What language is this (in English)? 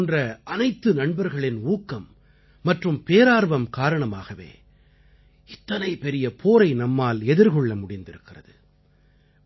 Tamil